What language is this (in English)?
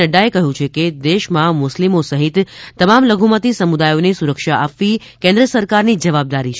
Gujarati